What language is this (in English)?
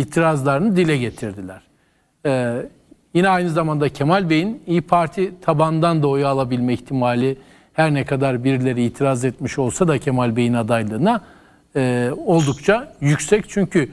Turkish